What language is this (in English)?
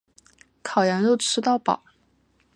Chinese